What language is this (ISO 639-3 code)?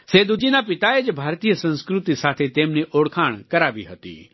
guj